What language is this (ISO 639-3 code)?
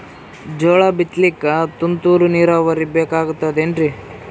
kan